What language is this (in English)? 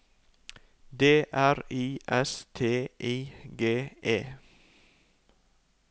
Norwegian